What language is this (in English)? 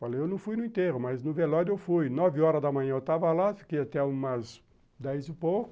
Portuguese